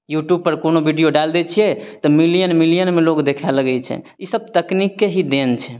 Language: Maithili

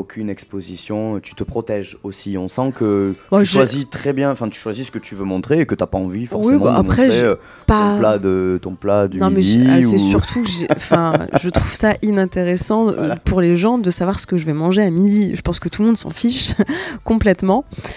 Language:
French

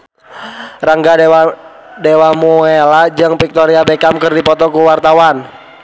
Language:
Sundanese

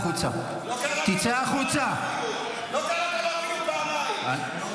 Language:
Hebrew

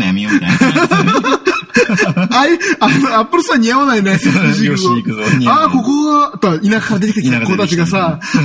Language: Japanese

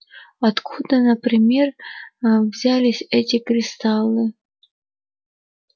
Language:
Russian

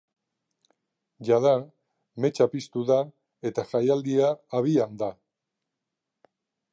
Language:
Basque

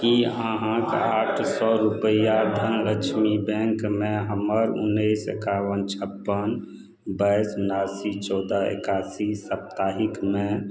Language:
Maithili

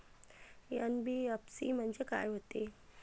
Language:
Marathi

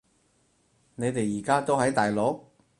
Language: Cantonese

